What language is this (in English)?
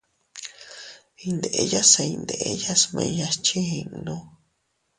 Teutila Cuicatec